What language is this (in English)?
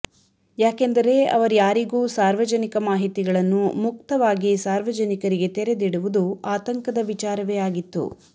Kannada